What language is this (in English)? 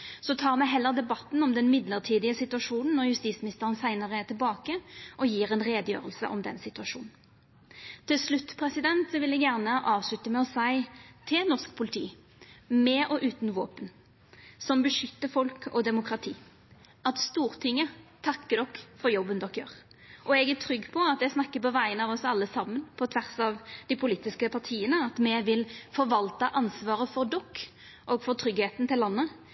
Norwegian Nynorsk